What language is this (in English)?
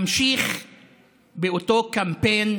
Hebrew